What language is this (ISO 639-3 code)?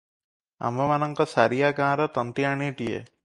ori